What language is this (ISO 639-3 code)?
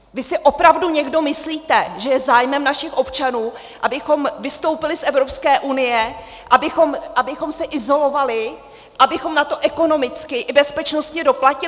ces